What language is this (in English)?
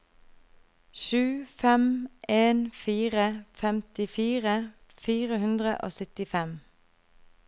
Norwegian